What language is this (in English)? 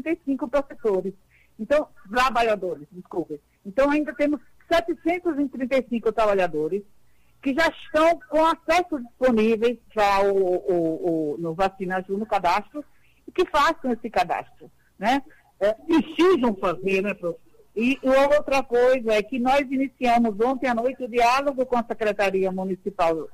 Portuguese